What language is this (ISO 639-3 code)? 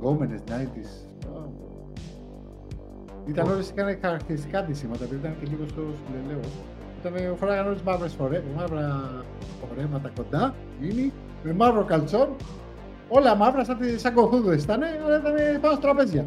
ell